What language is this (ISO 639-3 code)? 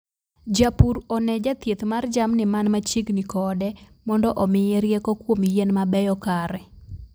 luo